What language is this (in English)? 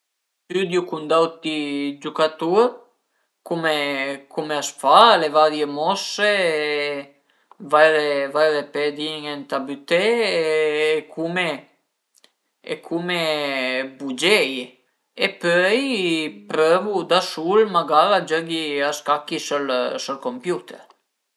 Piedmontese